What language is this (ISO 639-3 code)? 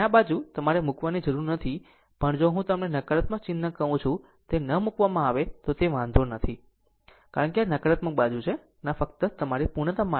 guj